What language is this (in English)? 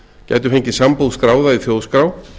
Icelandic